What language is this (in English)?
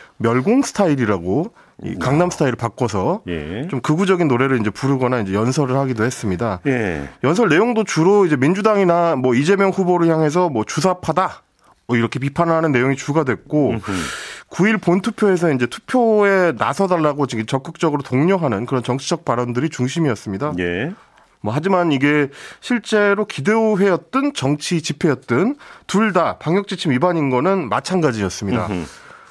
Korean